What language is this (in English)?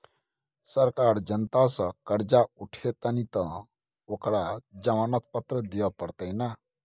Maithili